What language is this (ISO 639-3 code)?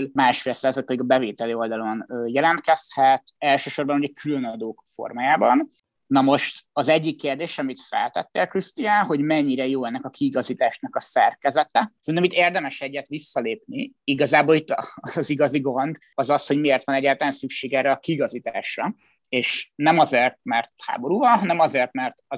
hun